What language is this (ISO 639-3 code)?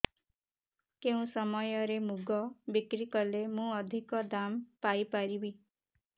ori